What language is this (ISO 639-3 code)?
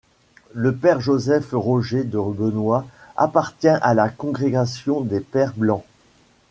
fra